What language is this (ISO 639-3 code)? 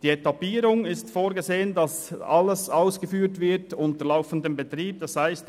gsw